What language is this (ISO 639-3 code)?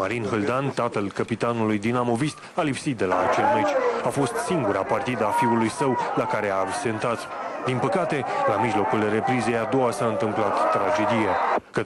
ron